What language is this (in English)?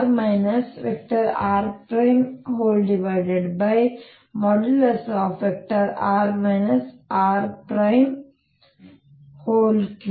Kannada